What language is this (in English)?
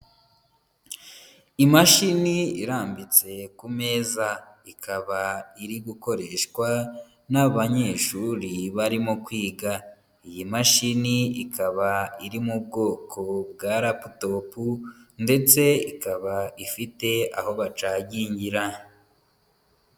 Kinyarwanda